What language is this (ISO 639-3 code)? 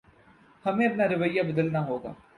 urd